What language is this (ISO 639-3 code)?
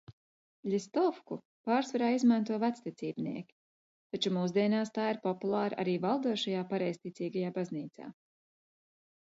lav